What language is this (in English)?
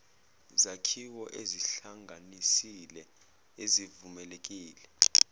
Zulu